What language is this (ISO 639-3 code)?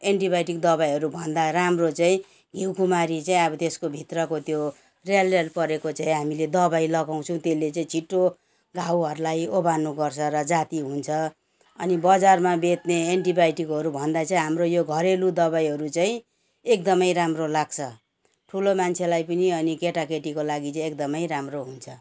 nep